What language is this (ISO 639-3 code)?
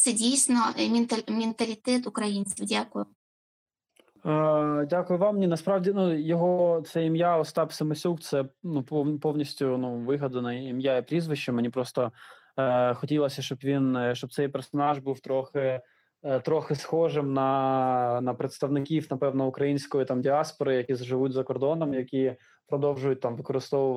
ukr